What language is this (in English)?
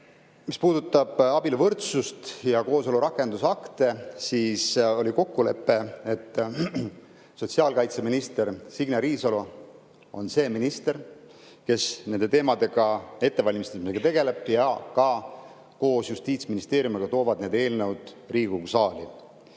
Estonian